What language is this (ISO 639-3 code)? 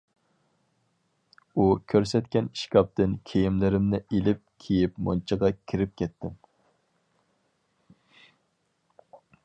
uig